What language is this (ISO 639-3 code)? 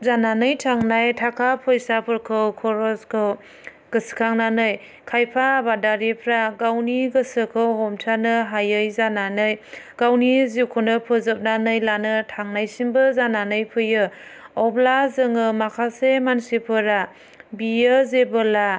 brx